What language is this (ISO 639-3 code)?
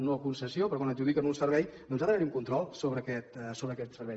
cat